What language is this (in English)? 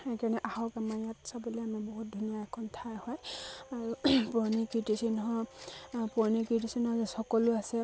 Assamese